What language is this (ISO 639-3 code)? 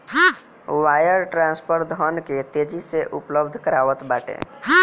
bho